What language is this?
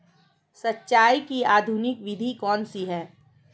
Hindi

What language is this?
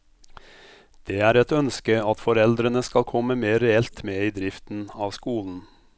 Norwegian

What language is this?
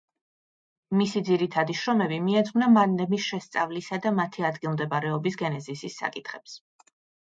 Georgian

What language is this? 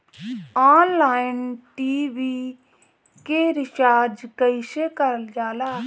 Bhojpuri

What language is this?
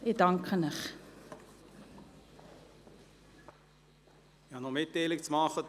Swiss German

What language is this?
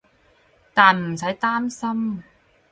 Cantonese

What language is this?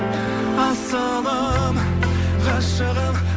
Kazakh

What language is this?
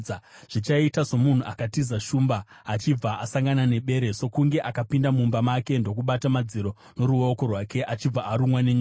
Shona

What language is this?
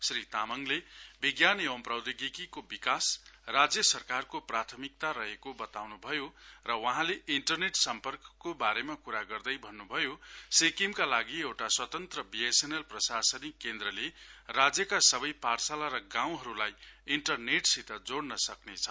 Nepali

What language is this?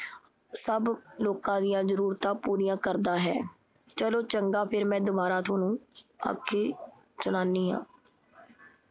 Punjabi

